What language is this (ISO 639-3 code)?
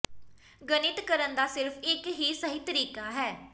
pan